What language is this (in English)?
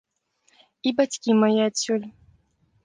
Belarusian